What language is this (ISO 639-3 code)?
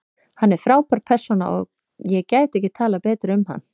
isl